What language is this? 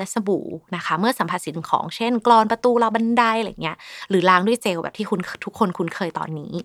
Thai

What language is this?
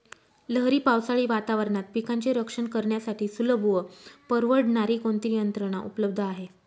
Marathi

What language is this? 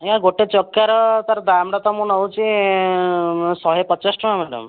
Odia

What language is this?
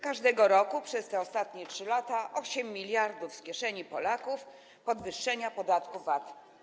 Polish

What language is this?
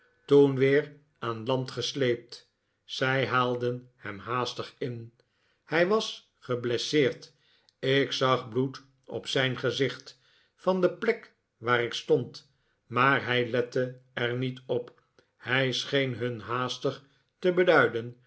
Dutch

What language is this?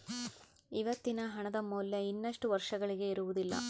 Kannada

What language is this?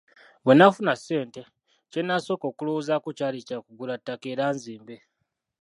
Ganda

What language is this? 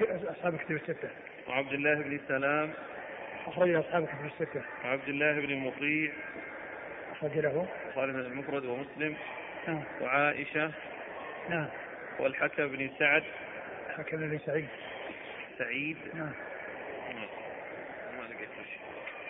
Arabic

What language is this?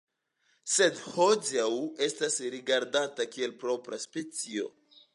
Esperanto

